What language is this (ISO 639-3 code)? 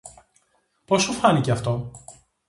ell